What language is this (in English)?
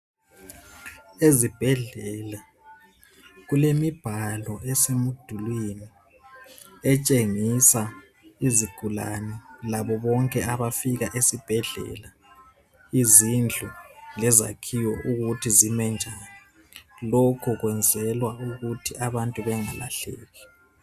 North Ndebele